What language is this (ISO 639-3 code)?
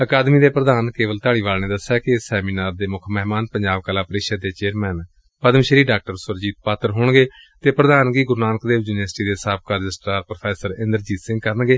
pan